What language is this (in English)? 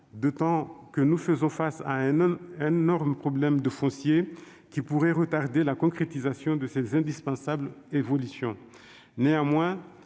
French